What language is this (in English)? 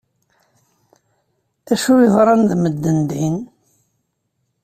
Kabyle